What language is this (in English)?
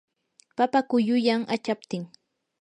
Yanahuanca Pasco Quechua